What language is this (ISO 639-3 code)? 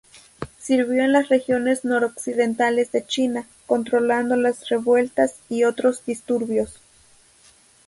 spa